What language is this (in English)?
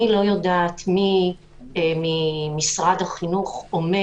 Hebrew